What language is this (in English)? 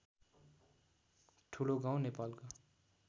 Nepali